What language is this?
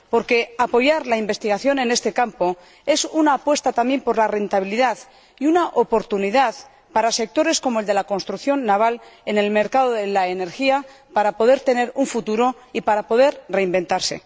Spanish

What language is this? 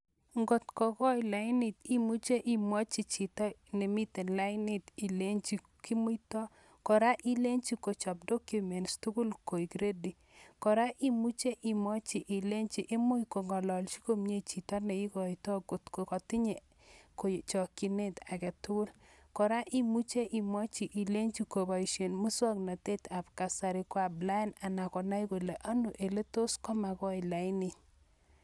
Kalenjin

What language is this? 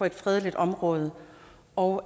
Danish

